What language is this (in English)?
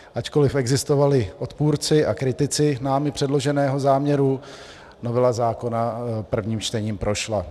Czech